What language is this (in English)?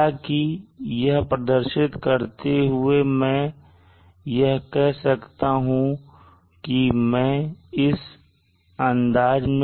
Hindi